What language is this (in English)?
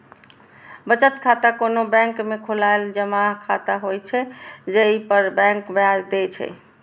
Maithili